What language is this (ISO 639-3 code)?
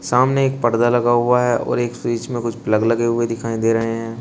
hin